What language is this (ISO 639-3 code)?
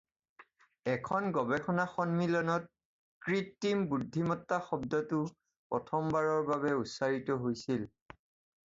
asm